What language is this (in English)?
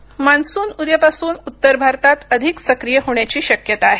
Marathi